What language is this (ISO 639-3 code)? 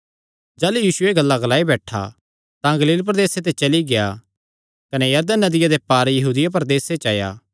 xnr